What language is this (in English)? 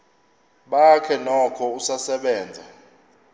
Xhosa